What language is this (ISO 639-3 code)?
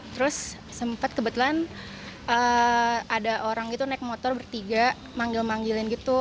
ind